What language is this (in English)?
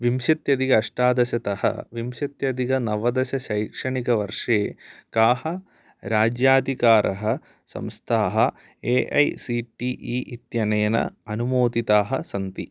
Sanskrit